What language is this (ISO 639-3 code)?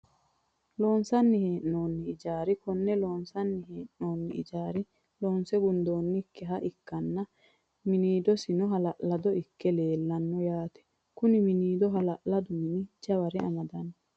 sid